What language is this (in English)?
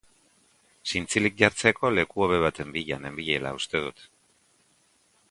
Basque